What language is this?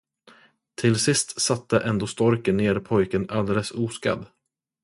Swedish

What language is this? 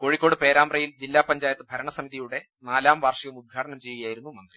Malayalam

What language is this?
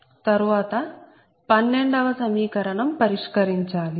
Telugu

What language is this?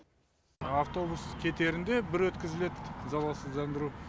Kazakh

